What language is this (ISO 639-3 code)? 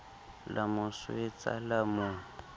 sot